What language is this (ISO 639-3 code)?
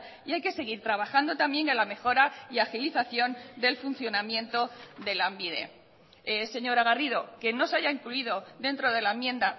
spa